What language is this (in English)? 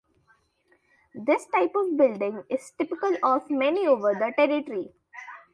English